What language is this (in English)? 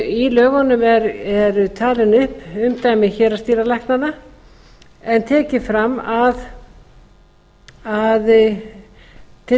Icelandic